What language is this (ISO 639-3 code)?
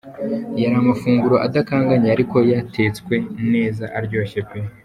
kin